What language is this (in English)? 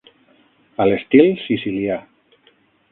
Catalan